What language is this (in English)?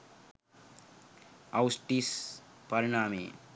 Sinhala